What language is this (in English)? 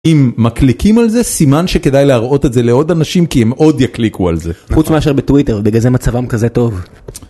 Hebrew